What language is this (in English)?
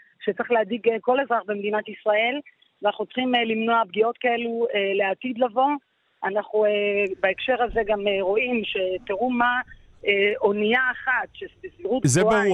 Hebrew